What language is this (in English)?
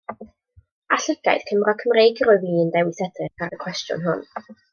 Welsh